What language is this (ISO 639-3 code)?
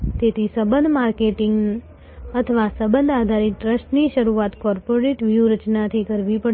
guj